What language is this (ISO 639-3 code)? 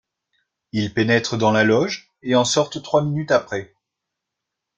fra